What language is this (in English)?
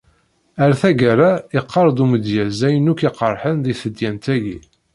Kabyle